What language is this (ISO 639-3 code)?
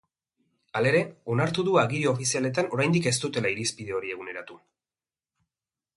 eus